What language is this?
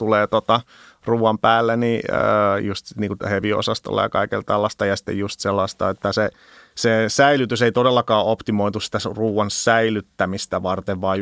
Finnish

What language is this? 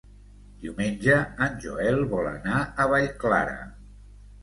Catalan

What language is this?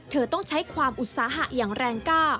Thai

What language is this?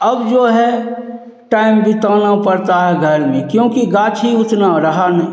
Hindi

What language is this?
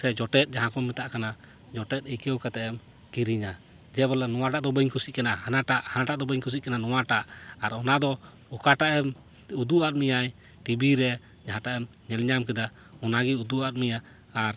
Santali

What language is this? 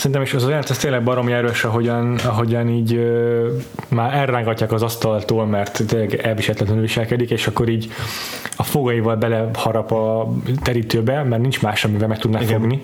Hungarian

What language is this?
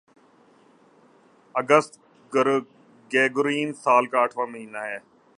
Urdu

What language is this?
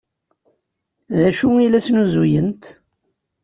Kabyle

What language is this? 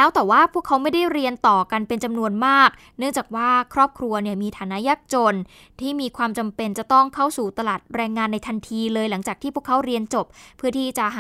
Thai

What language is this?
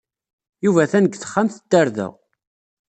Kabyle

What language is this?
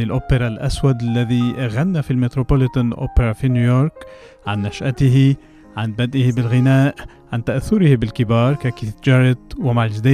Arabic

